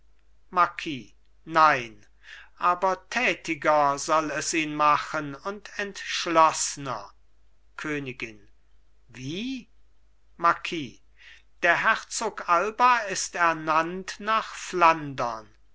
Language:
German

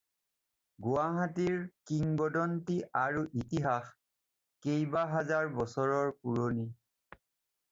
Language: Assamese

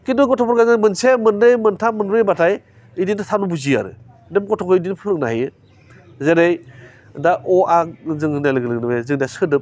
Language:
Bodo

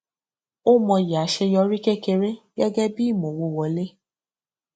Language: Yoruba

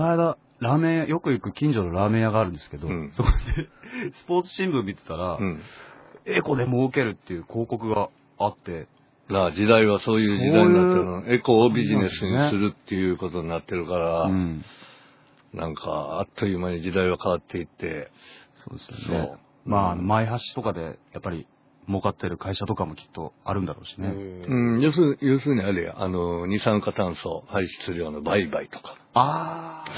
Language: Japanese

